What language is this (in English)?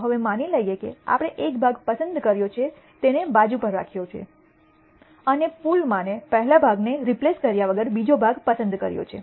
Gujarati